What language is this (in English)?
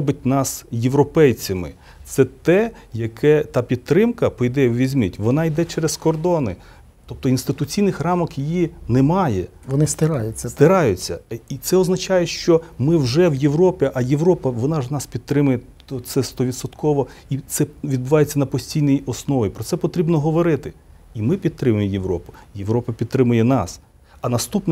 Ukrainian